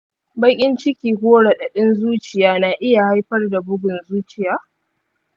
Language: Hausa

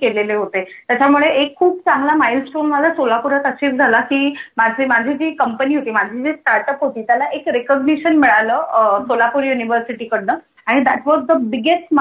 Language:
Marathi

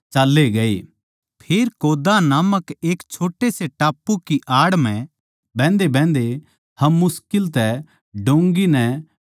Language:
Haryanvi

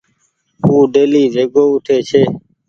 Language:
Goaria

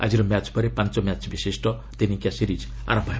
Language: Odia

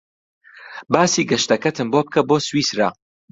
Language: Central Kurdish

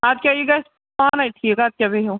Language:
Kashmiri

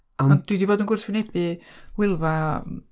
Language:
Welsh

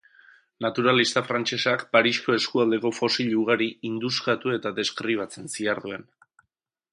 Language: Basque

